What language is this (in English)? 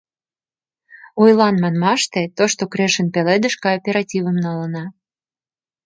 Mari